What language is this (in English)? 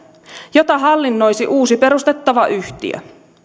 Finnish